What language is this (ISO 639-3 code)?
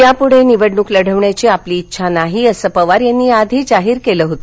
mar